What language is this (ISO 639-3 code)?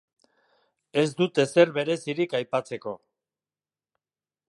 eus